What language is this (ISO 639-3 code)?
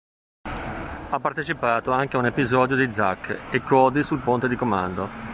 ita